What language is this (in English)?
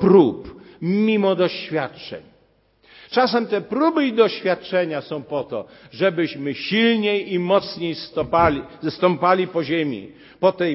Polish